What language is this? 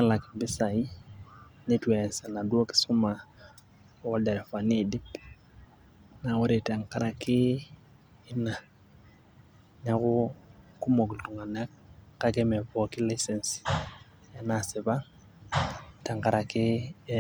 Masai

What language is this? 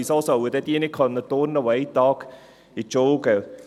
Swiss German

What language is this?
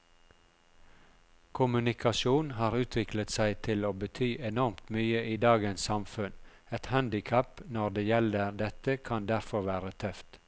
Norwegian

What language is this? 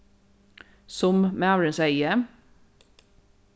Faroese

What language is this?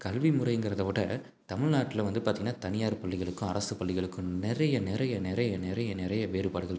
Tamil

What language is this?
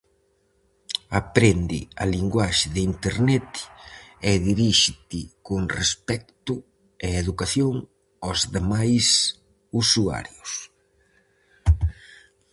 Galician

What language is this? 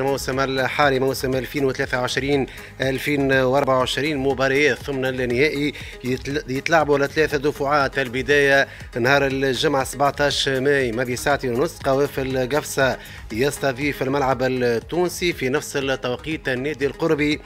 Arabic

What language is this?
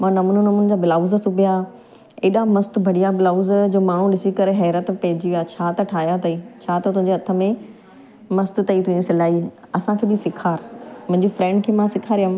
Sindhi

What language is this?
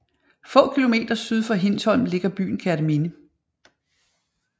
Danish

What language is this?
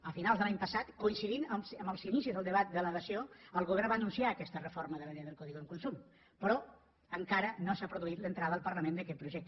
Catalan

